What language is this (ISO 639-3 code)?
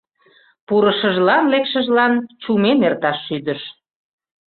chm